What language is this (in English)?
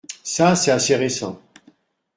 French